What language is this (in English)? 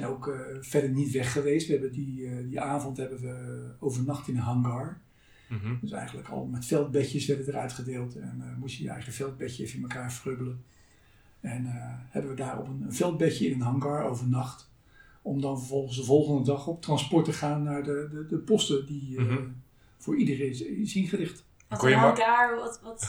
Dutch